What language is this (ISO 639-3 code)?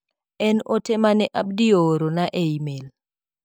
luo